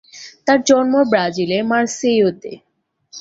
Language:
Bangla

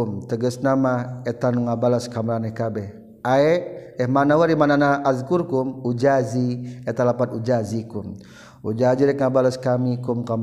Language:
Malay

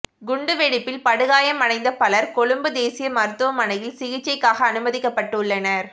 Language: Tamil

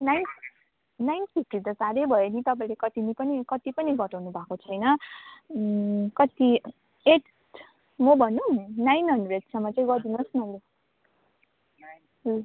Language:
Nepali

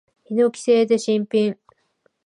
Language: Japanese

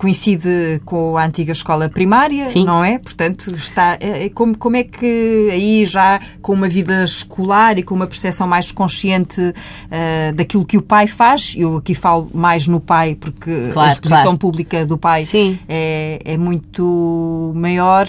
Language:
Portuguese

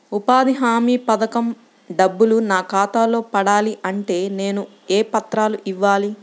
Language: Telugu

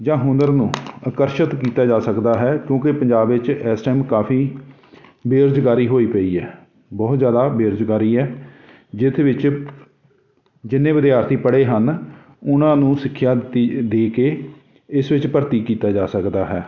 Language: Punjabi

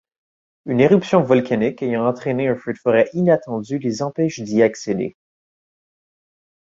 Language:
French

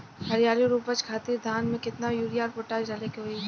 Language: Bhojpuri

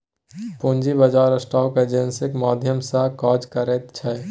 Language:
Maithili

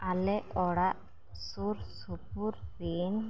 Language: Santali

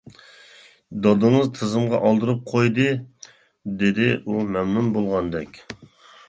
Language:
Uyghur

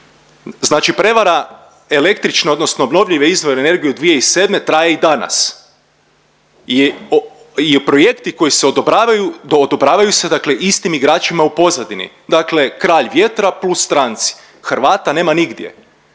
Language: Croatian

